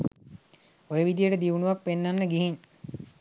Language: Sinhala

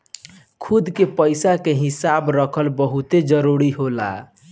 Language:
Bhojpuri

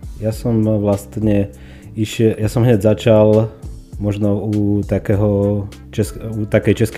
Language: Slovak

